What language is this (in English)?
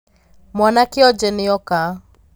Kikuyu